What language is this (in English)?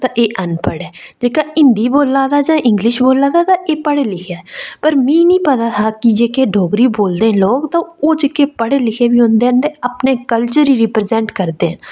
Dogri